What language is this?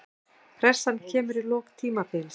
Icelandic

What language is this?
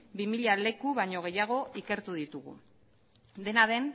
Basque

